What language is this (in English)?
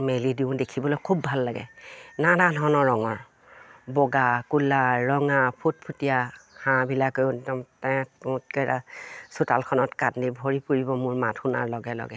Assamese